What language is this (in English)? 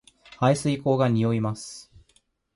Japanese